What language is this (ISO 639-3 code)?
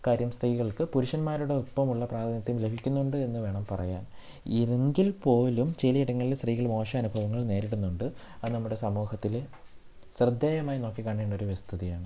mal